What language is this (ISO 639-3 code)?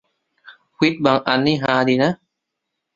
tha